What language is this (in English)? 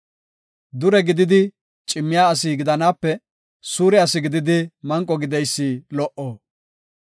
Gofa